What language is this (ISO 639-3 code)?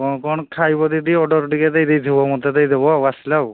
ori